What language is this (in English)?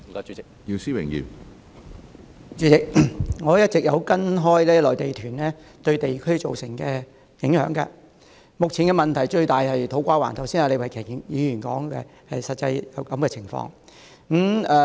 Cantonese